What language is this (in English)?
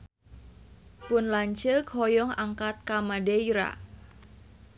Sundanese